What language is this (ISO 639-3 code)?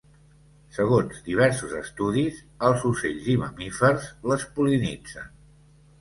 cat